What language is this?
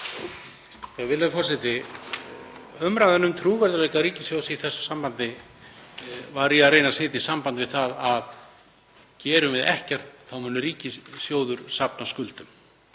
Icelandic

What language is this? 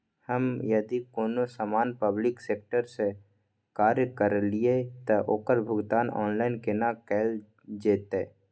Maithili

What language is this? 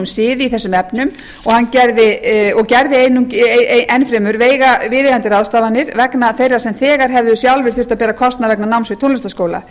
Icelandic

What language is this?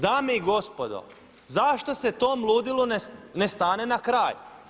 Croatian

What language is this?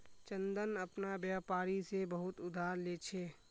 Magahi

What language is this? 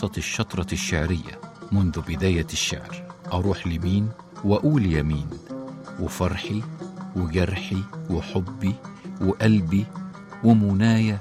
Arabic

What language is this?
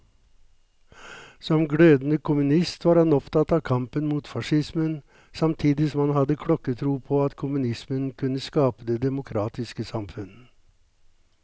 Norwegian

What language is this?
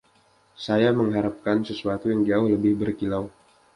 Indonesian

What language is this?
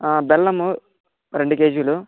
Telugu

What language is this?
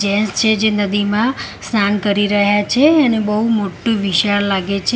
Gujarati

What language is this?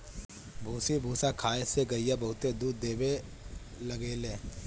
Bhojpuri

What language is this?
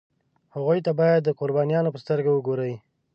Pashto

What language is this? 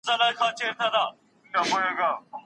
Pashto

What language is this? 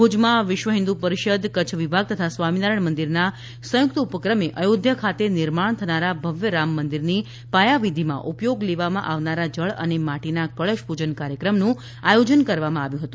Gujarati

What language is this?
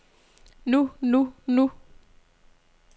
Danish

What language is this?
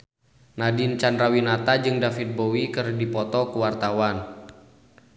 Sundanese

